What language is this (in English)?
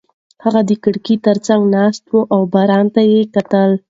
Pashto